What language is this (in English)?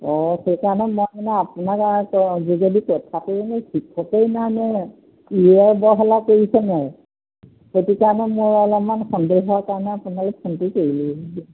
Assamese